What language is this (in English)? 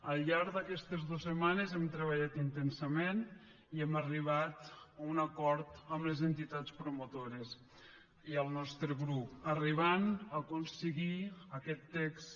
Catalan